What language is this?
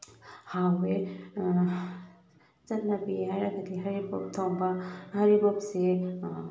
Manipuri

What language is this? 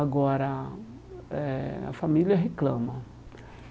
Portuguese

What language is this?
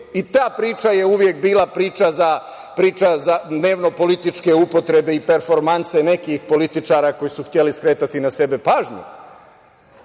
Serbian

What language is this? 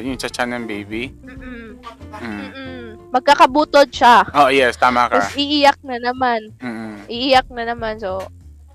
Filipino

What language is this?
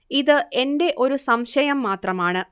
Malayalam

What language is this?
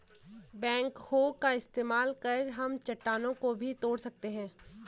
Hindi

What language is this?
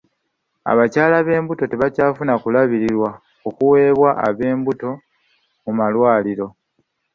Ganda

